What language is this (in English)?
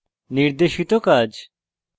Bangla